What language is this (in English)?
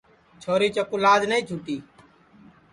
Sansi